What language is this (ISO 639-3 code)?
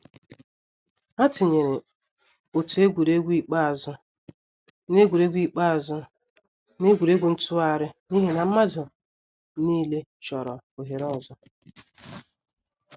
ibo